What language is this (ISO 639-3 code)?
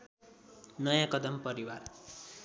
nep